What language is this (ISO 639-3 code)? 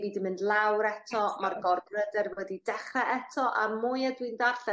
cym